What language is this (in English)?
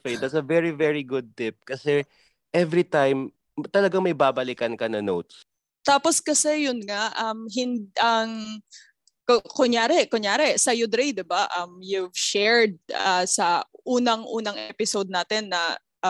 Filipino